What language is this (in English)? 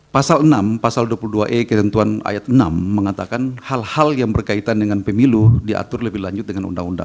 Indonesian